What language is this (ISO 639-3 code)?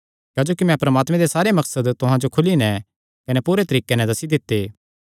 xnr